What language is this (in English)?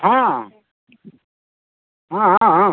Odia